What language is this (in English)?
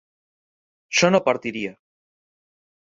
Spanish